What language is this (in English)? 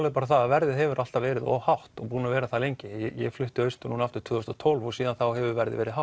Icelandic